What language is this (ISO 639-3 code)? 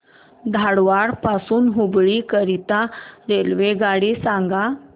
mar